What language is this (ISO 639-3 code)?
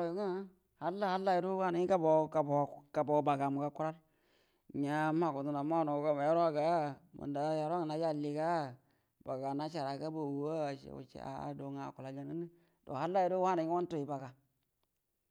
bdm